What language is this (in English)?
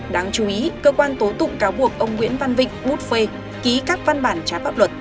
Vietnamese